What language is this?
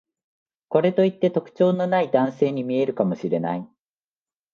Japanese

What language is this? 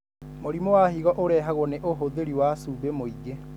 Kikuyu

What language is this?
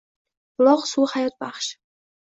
Uzbek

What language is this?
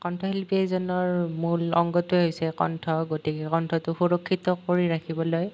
Assamese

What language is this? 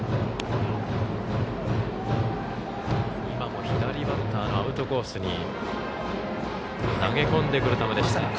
Japanese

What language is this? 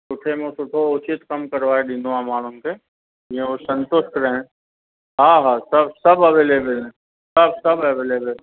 Sindhi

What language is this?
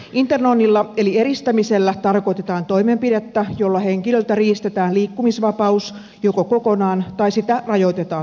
Finnish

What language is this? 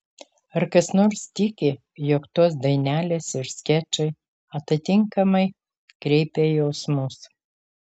Lithuanian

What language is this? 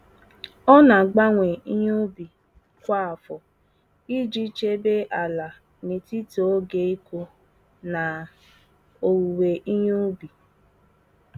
Igbo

